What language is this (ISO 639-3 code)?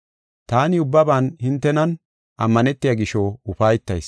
gof